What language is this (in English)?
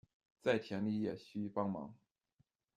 Chinese